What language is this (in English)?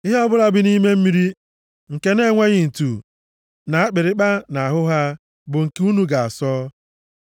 Igbo